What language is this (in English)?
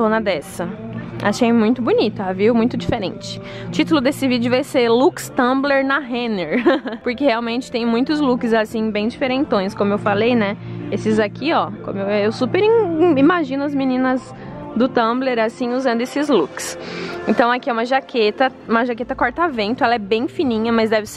Portuguese